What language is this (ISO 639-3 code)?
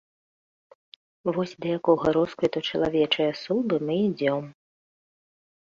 bel